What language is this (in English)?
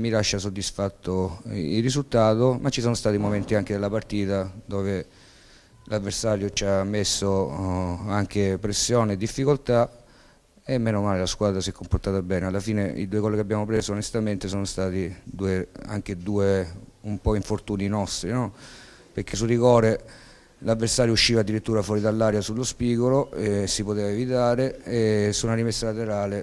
Italian